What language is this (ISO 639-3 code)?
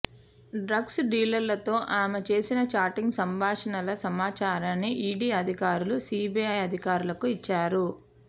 tel